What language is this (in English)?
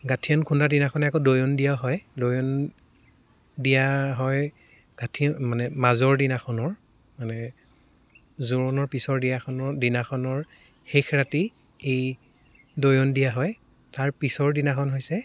Assamese